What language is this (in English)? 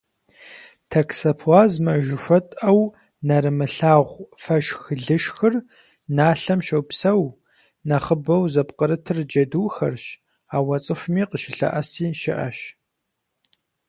Kabardian